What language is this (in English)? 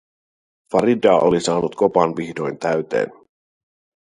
Finnish